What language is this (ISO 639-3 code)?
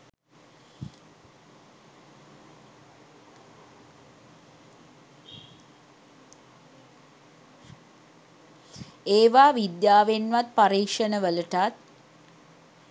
sin